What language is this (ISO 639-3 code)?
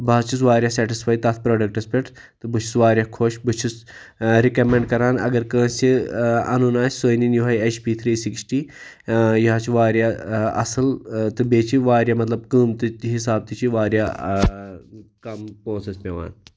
kas